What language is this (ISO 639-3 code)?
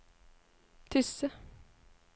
nor